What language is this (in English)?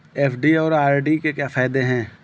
Hindi